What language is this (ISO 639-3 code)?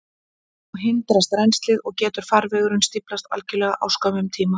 isl